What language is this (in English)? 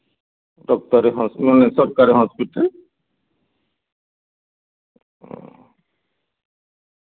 Santali